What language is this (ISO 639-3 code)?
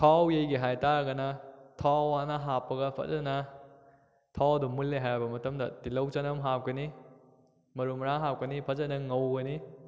mni